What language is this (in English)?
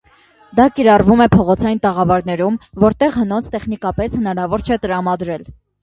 Armenian